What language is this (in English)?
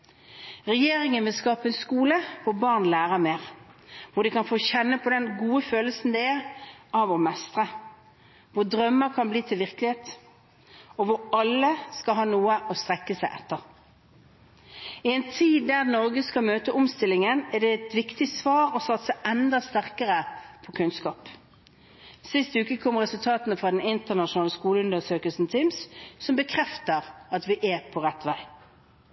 Norwegian Bokmål